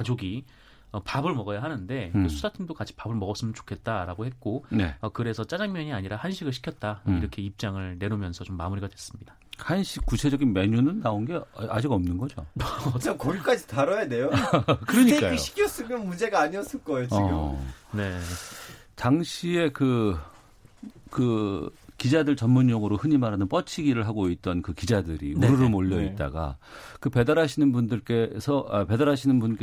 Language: Korean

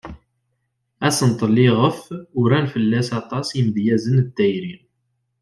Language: Kabyle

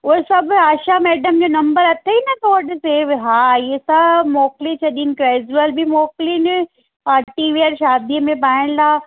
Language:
Sindhi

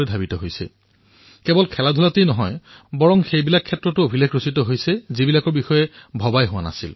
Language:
Assamese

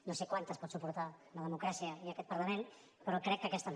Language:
Catalan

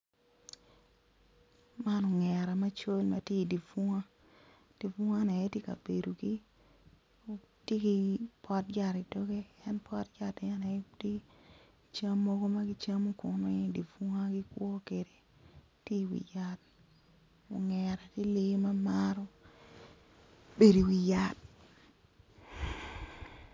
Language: Acoli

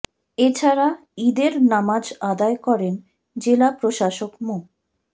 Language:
Bangla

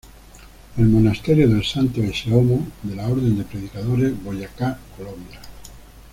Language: Spanish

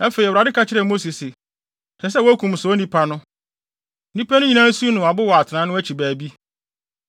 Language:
Akan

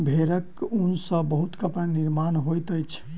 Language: Maithili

